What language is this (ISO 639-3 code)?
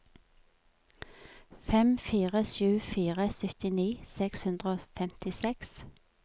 nor